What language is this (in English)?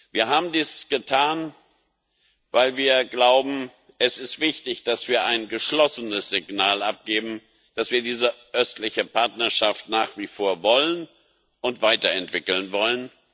German